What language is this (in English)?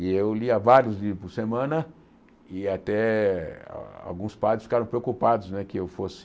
Portuguese